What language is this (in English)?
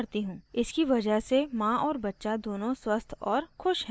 Hindi